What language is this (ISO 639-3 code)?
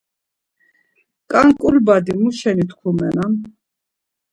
lzz